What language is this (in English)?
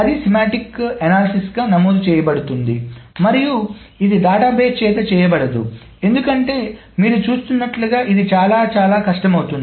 Telugu